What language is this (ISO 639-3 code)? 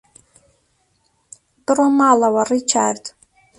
ckb